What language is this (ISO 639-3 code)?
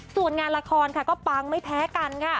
tha